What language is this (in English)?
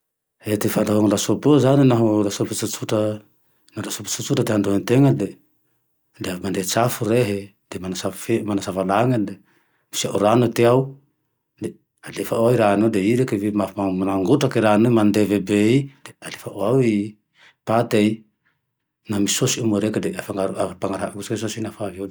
Tandroy-Mahafaly Malagasy